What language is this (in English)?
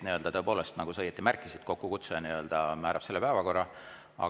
Estonian